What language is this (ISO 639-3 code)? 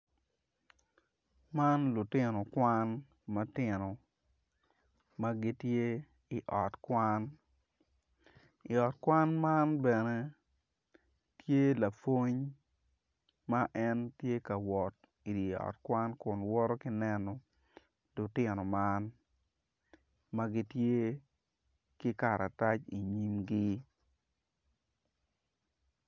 ach